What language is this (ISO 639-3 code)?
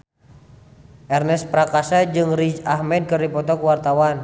sun